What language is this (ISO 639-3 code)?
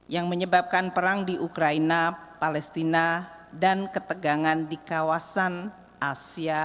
ind